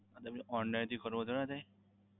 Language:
Gujarati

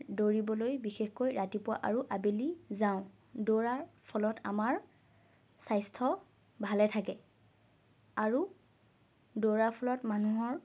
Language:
Assamese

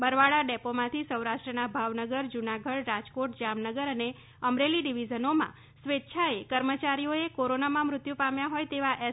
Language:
Gujarati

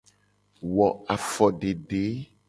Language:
Gen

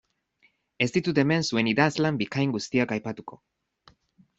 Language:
Basque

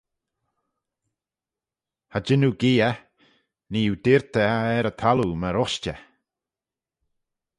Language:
Manx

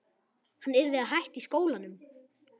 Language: Icelandic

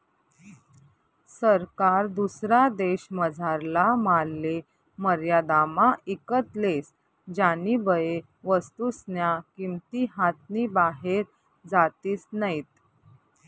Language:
Marathi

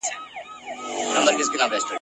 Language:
Pashto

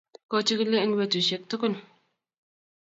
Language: Kalenjin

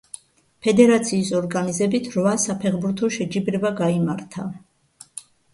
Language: Georgian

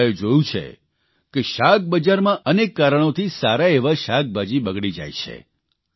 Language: Gujarati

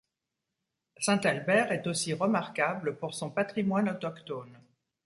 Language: French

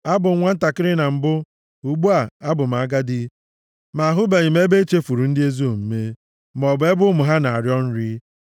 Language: Igbo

